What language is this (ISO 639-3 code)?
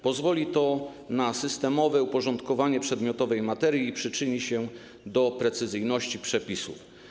pol